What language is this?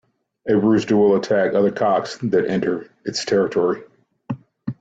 English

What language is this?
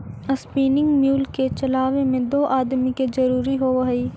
Magahi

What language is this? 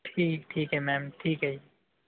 Punjabi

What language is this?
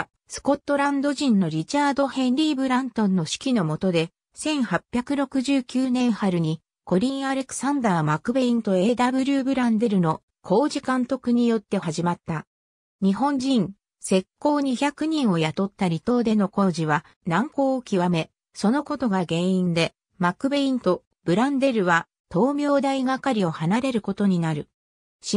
Japanese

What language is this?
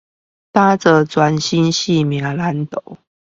Chinese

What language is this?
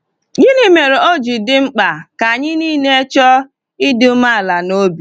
Igbo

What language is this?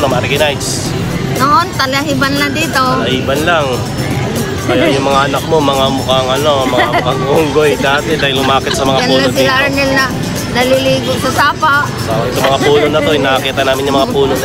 Filipino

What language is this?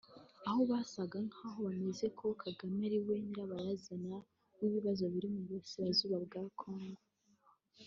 Kinyarwanda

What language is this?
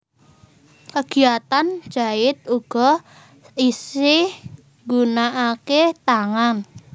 Javanese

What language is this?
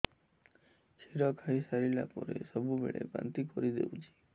Odia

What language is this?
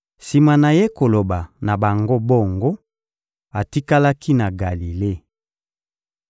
Lingala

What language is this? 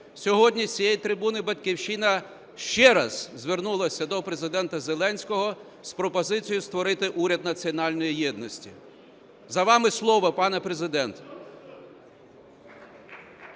Ukrainian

